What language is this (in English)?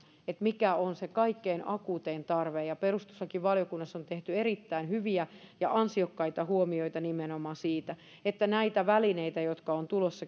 Finnish